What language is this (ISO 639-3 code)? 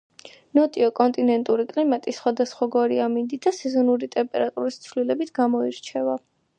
kat